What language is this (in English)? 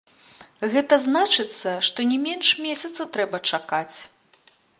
Belarusian